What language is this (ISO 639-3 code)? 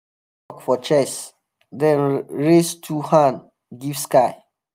pcm